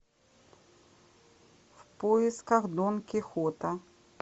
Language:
Russian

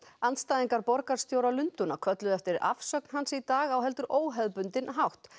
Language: Icelandic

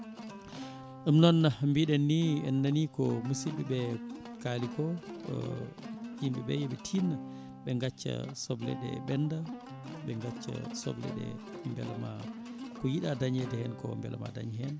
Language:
Fula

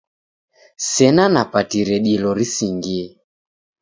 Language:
Taita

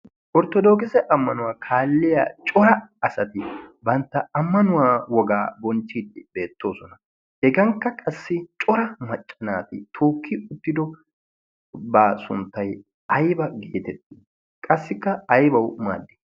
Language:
Wolaytta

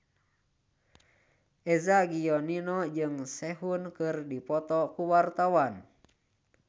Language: Sundanese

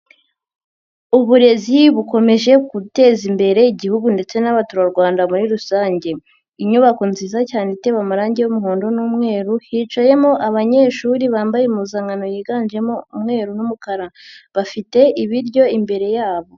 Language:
Kinyarwanda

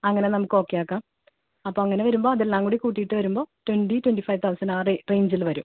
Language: Malayalam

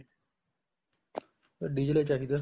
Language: Punjabi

